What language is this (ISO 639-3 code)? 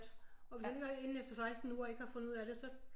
dan